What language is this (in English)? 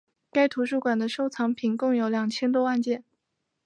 Chinese